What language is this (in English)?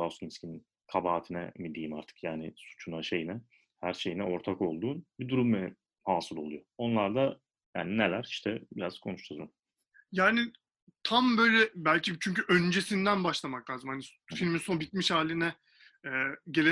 Turkish